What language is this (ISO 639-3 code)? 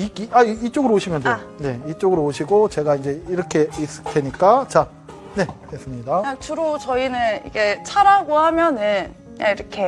kor